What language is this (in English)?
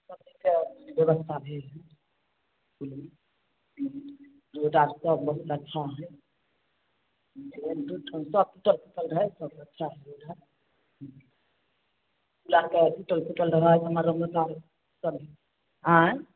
Maithili